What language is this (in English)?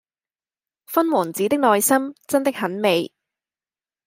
Cantonese